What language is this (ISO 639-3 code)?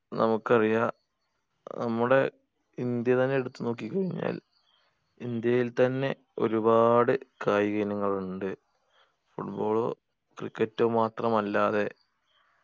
mal